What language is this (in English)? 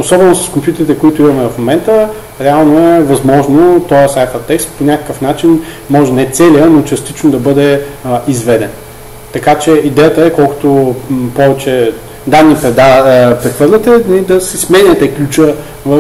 Bulgarian